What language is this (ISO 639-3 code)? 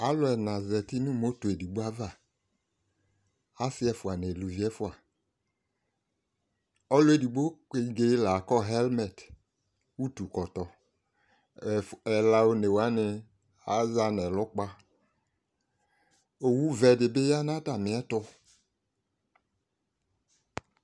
kpo